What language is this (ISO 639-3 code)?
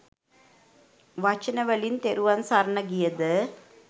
sin